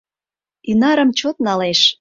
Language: Mari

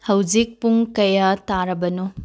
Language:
Manipuri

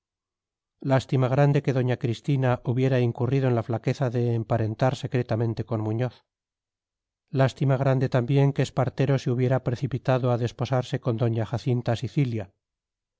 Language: Spanish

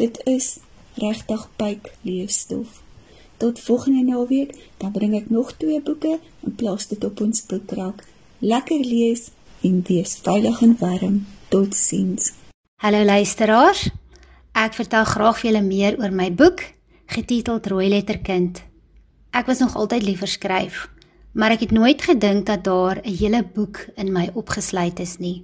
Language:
Dutch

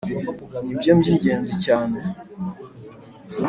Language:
Kinyarwanda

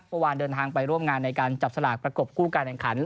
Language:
Thai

